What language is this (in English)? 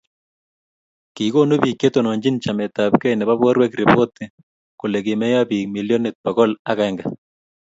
Kalenjin